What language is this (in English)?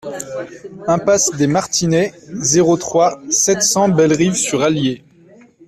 French